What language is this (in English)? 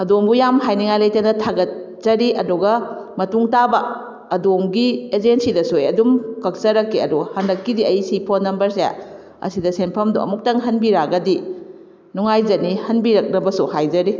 Manipuri